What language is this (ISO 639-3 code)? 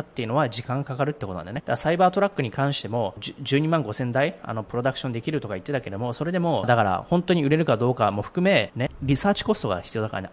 jpn